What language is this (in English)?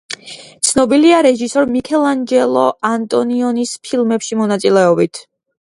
Georgian